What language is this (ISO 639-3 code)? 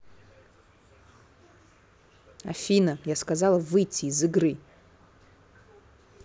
rus